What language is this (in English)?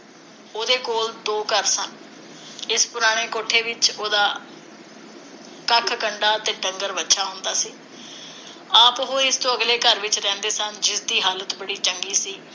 Punjabi